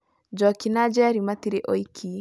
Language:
Kikuyu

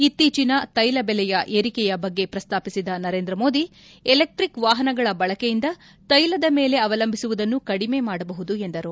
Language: Kannada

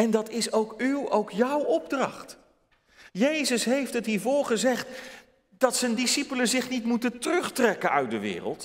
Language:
Dutch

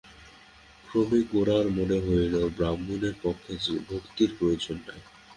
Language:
Bangla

